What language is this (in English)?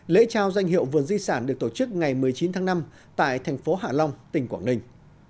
Vietnamese